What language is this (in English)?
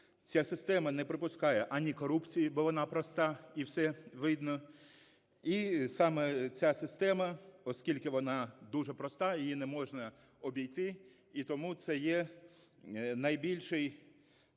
Ukrainian